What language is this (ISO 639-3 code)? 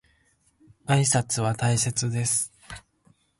jpn